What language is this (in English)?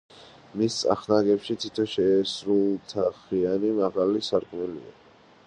Georgian